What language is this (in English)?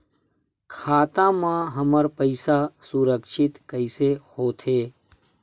Chhattisgarhi